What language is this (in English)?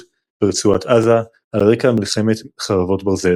Hebrew